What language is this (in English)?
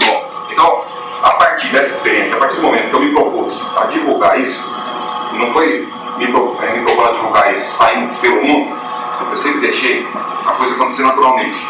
Portuguese